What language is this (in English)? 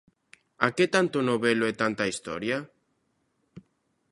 Galician